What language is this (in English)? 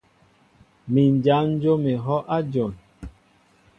Mbo (Cameroon)